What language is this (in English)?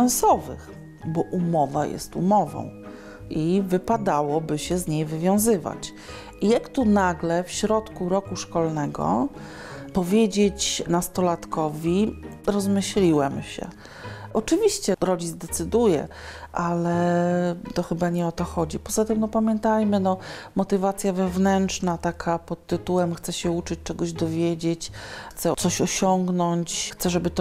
Polish